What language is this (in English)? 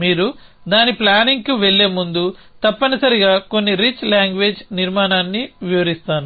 Telugu